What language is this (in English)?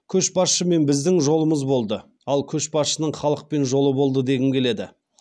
Kazakh